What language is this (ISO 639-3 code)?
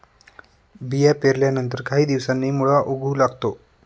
mar